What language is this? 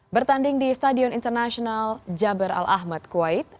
Indonesian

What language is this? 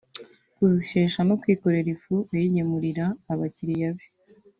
Kinyarwanda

